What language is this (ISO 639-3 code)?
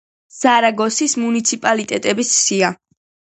kat